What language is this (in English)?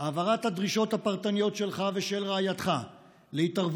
Hebrew